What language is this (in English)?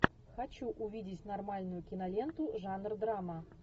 Russian